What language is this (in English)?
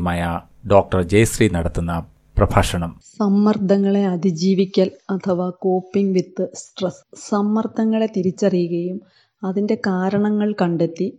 Malayalam